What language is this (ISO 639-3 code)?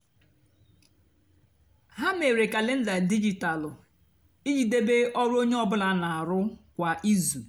ibo